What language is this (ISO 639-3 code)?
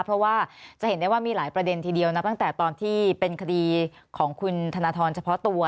tha